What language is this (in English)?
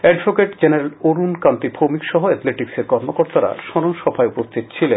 Bangla